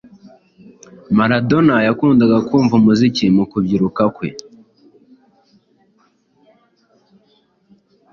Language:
Kinyarwanda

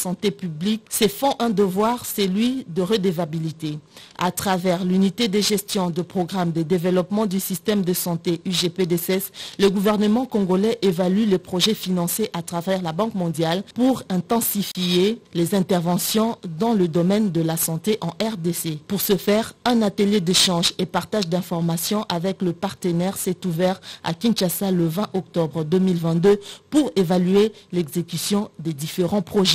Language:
French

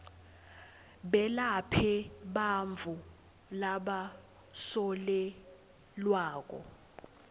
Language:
Swati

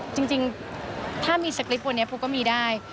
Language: Thai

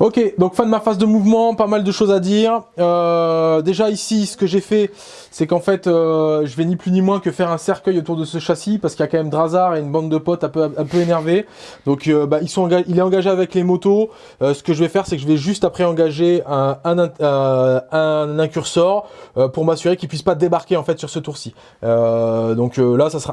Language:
French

